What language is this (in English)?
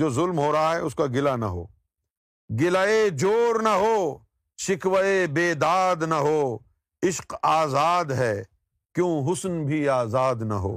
Urdu